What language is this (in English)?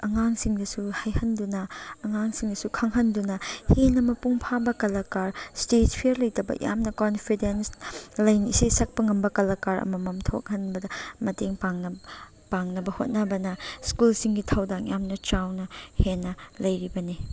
Manipuri